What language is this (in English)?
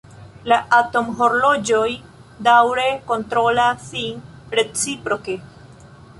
Esperanto